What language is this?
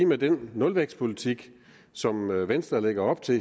Danish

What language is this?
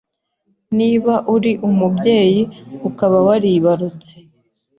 Kinyarwanda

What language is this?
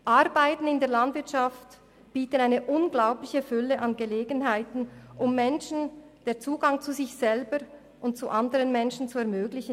Swiss German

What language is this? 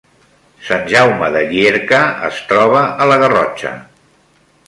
Catalan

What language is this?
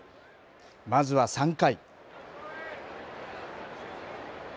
Japanese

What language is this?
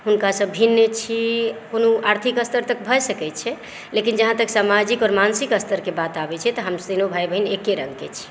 Maithili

